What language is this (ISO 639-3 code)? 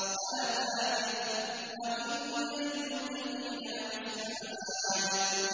ara